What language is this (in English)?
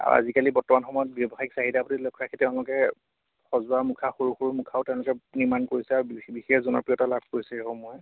Assamese